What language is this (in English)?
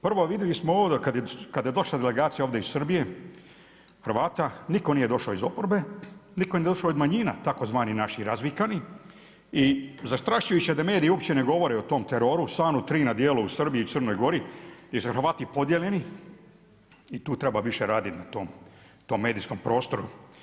Croatian